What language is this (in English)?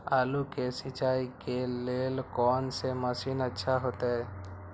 Maithili